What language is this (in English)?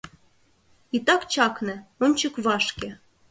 Mari